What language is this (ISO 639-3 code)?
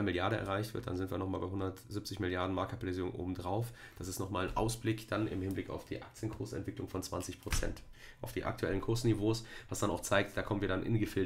deu